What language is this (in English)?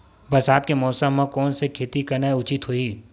Chhattisgarhi